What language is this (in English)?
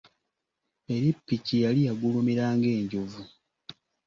Ganda